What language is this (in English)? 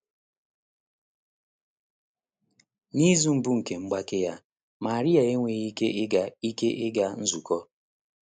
Igbo